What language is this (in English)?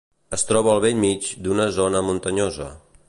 Catalan